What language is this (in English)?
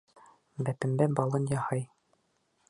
Bashkir